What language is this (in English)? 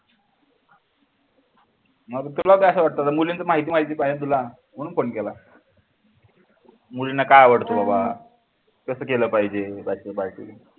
Marathi